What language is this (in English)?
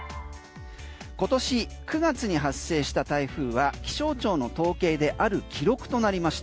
Japanese